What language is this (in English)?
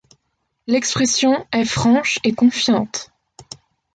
French